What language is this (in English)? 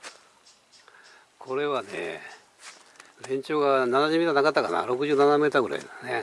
Japanese